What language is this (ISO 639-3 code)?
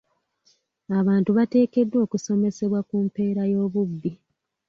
lug